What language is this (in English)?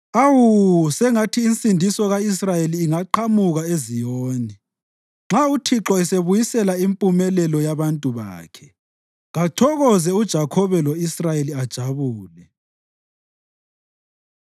North Ndebele